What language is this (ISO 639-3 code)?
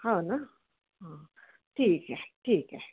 mar